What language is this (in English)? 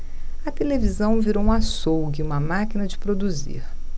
Portuguese